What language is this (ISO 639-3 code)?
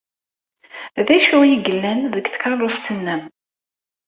kab